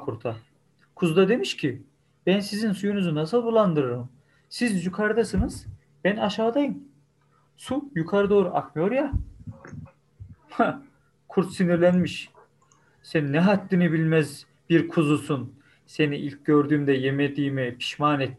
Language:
Turkish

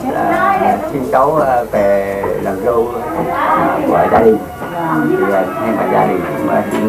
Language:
Vietnamese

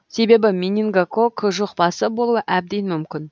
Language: Kazakh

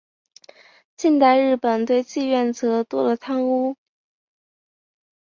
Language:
Chinese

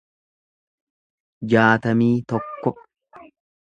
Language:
Oromo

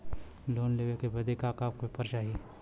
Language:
Bhojpuri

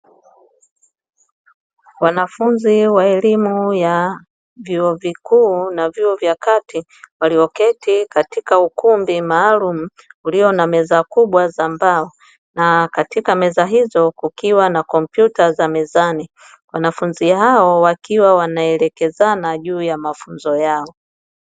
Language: Swahili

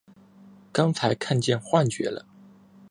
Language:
Chinese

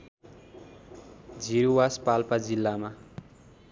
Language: Nepali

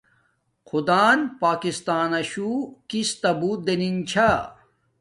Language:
Domaaki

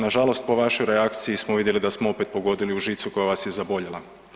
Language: Croatian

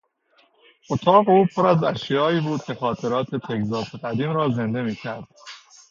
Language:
Persian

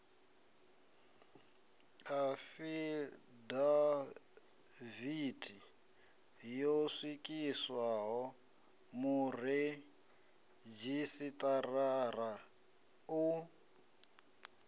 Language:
Venda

